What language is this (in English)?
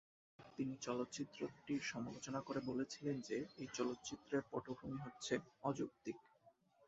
Bangla